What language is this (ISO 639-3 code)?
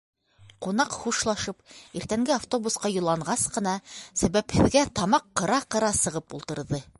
bak